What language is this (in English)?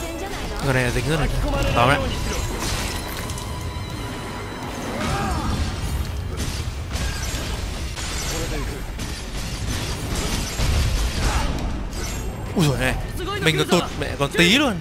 Vietnamese